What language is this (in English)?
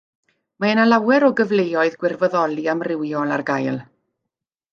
Welsh